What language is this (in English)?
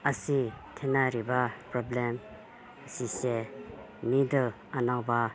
Manipuri